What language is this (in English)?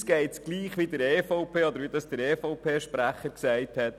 Swiss German